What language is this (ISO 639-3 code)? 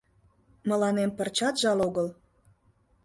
chm